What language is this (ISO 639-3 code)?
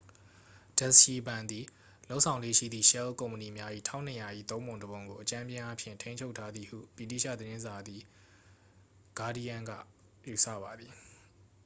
mya